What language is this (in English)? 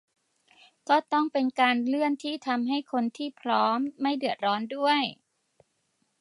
Thai